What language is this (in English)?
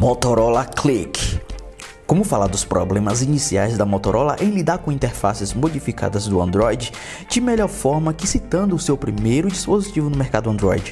Portuguese